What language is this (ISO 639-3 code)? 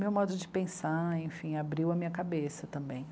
por